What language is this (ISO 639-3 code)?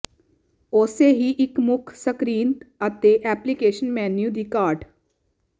pan